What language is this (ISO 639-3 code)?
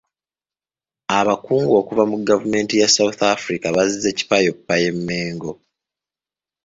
lug